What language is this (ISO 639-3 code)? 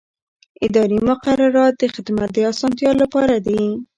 pus